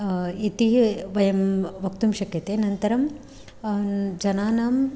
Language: Sanskrit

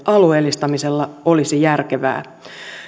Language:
Finnish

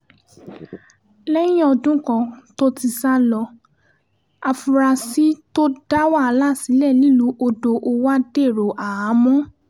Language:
Yoruba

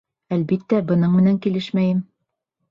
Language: Bashkir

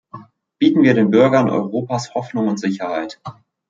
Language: German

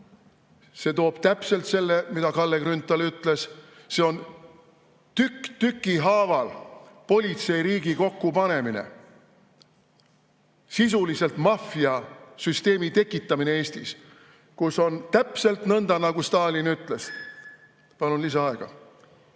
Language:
Estonian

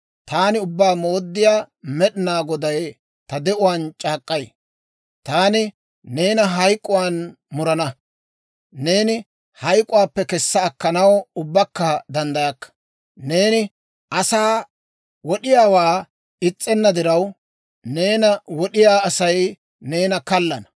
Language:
Dawro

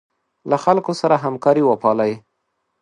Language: Pashto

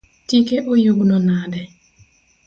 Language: Luo (Kenya and Tanzania)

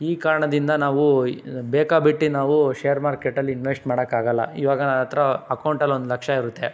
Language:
Kannada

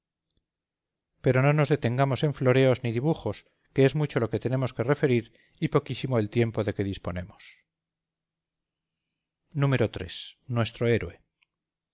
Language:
Spanish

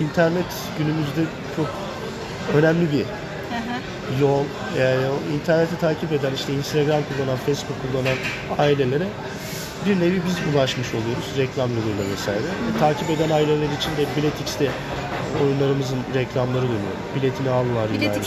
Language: Turkish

